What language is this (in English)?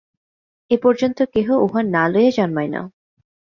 Bangla